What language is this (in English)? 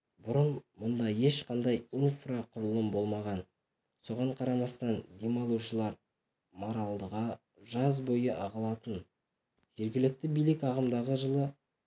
Kazakh